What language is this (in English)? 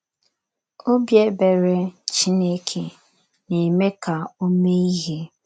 Igbo